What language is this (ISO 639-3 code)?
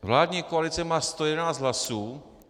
ces